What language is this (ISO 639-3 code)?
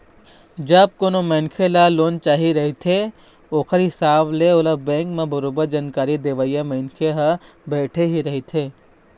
hne